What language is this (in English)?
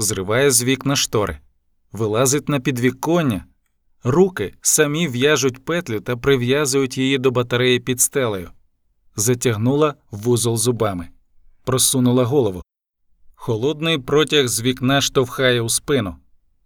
Ukrainian